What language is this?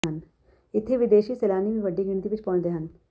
Punjabi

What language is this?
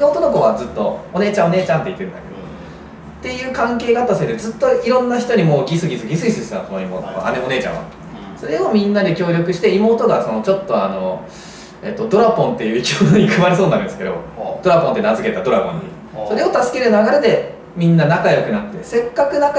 Japanese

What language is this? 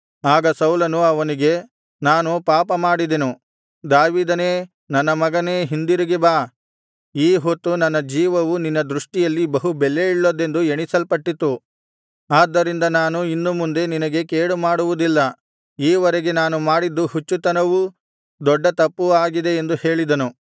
Kannada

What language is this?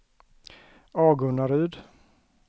Swedish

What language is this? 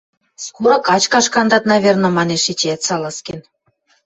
Western Mari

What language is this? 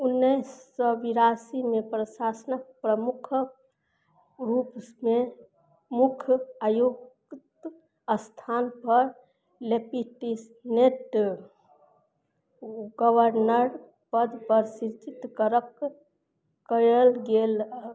Maithili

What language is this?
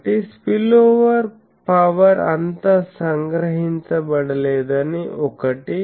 Telugu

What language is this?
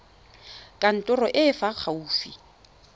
Tswana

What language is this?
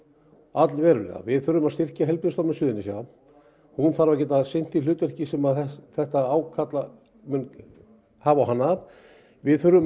Icelandic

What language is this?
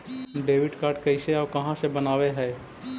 Magahi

